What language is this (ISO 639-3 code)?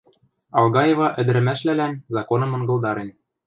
mrj